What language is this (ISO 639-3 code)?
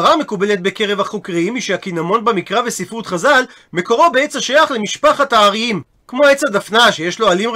heb